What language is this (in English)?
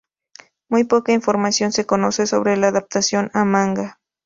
Spanish